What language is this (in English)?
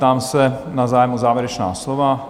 Czech